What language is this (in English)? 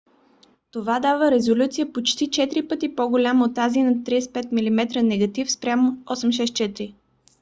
Bulgarian